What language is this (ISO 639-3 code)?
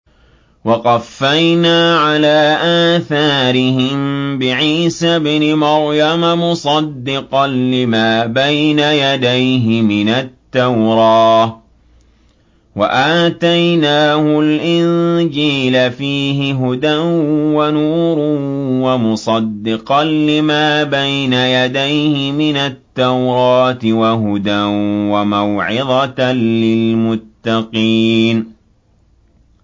ara